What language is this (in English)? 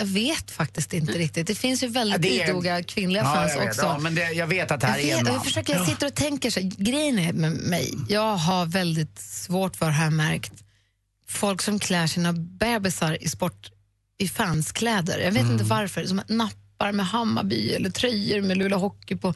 Swedish